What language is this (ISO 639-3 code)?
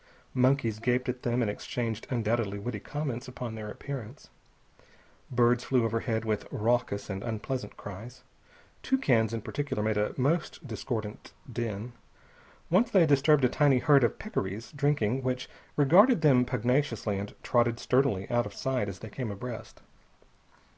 eng